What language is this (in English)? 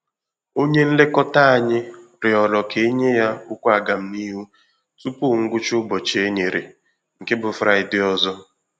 Igbo